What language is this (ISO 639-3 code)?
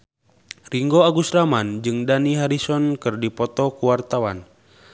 sun